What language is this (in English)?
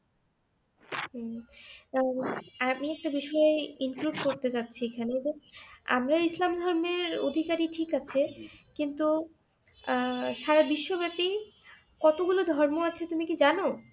Bangla